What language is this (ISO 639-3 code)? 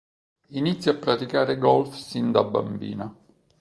ita